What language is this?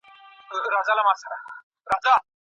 Pashto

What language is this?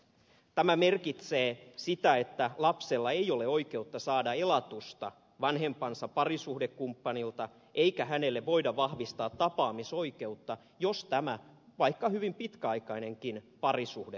Finnish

